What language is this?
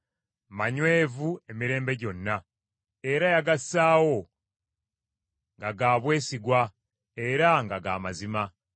Ganda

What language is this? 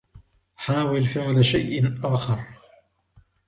Arabic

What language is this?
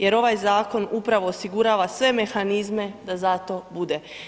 Croatian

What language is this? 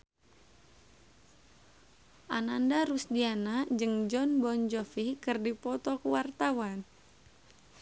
Sundanese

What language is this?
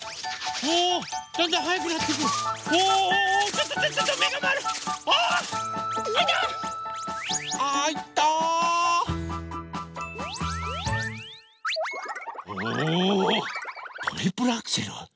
Japanese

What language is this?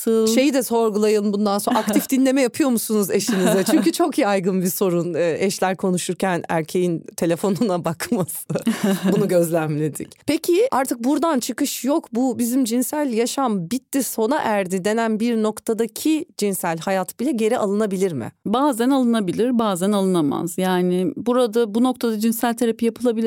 Turkish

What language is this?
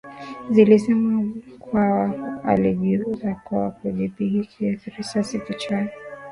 Swahili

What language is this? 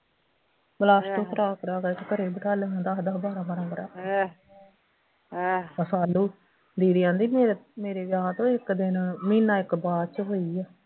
Punjabi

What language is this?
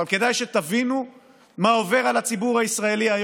Hebrew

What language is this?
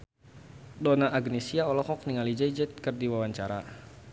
Sundanese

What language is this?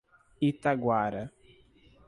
Portuguese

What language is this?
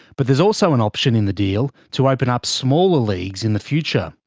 English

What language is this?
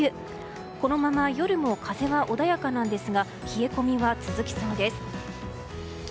Japanese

